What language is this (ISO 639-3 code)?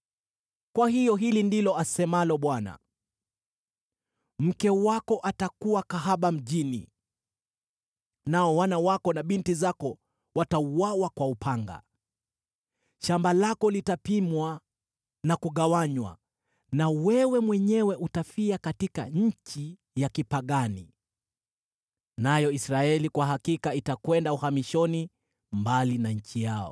swa